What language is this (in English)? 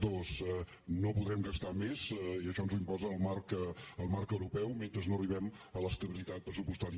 Catalan